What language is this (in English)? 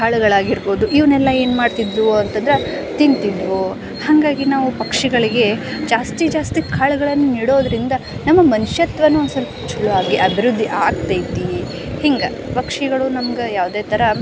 Kannada